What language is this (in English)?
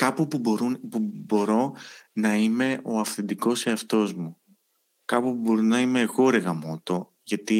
Greek